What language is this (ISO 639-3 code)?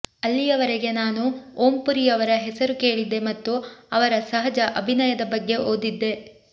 kan